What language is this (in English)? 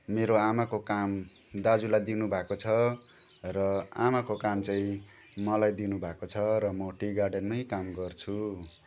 Nepali